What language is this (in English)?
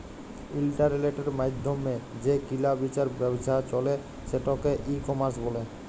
Bangla